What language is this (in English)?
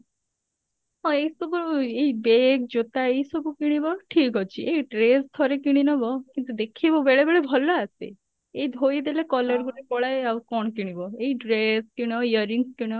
Odia